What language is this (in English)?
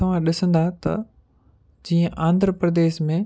Sindhi